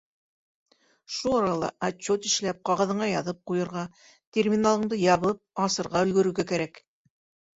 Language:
Bashkir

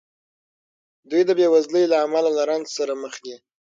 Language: Pashto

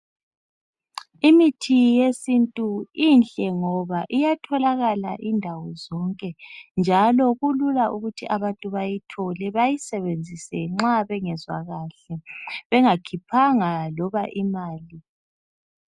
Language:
North Ndebele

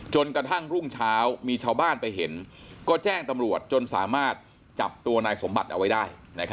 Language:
Thai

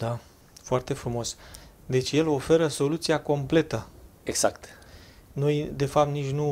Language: Romanian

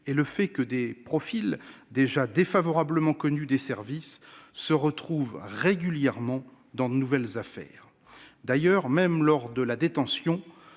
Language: French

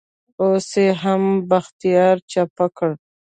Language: Pashto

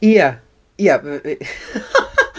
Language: Welsh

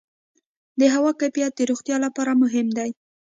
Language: Pashto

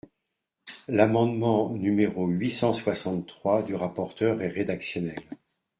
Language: French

